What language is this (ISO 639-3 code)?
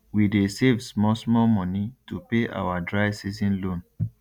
pcm